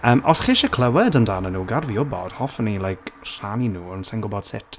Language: Welsh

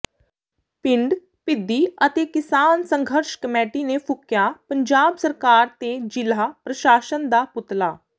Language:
Punjabi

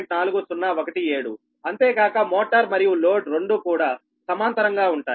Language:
Telugu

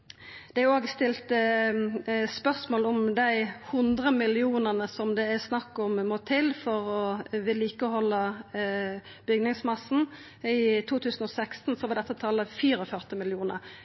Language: Norwegian Nynorsk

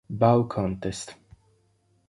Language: Italian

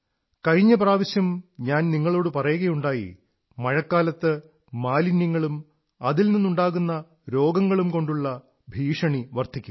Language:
Malayalam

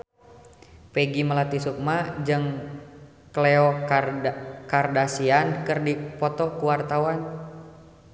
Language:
Sundanese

